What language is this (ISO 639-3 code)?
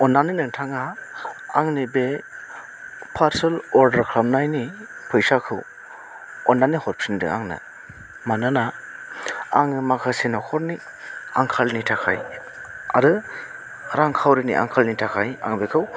brx